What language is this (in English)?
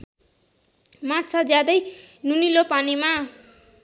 Nepali